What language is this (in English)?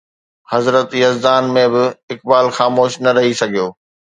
Sindhi